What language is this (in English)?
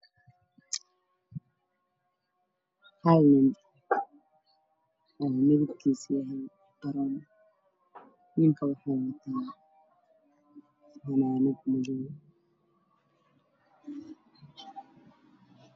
Somali